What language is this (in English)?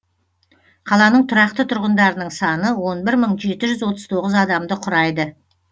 Kazakh